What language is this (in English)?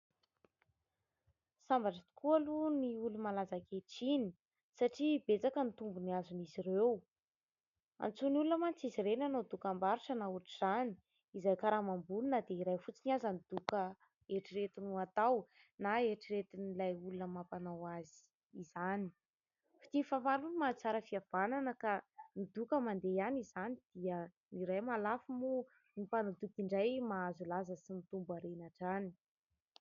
Malagasy